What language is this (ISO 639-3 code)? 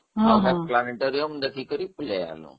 ori